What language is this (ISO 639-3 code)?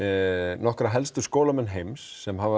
isl